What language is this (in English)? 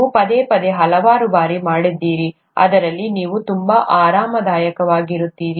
Kannada